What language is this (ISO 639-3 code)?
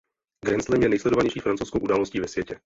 ces